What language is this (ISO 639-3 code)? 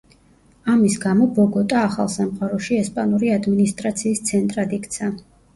kat